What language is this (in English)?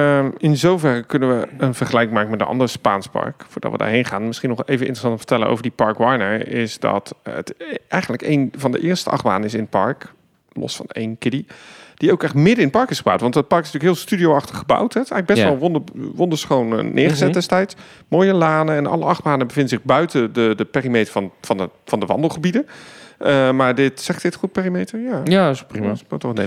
Dutch